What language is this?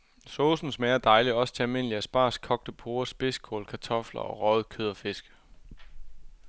Danish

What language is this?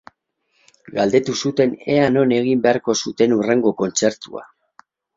Basque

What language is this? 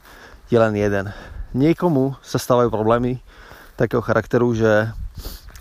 Slovak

